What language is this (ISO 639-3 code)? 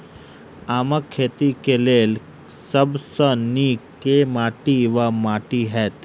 mai